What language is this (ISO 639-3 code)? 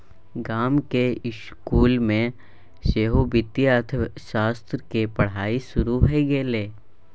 mai